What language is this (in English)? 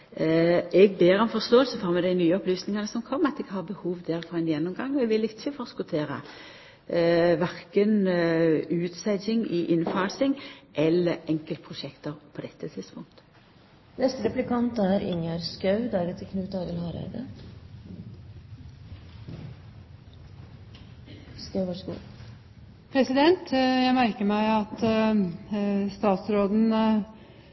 Norwegian